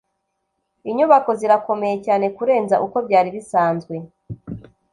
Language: Kinyarwanda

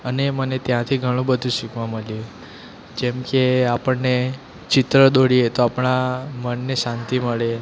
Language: Gujarati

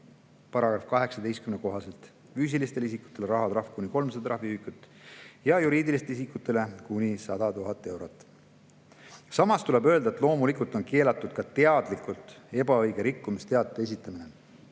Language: Estonian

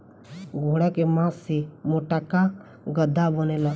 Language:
Bhojpuri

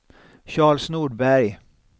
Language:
Swedish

